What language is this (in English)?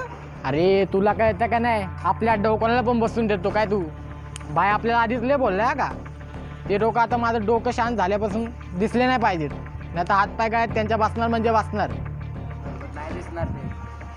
Marathi